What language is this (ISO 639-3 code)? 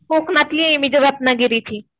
mar